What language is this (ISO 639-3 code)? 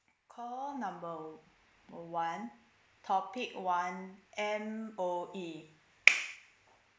eng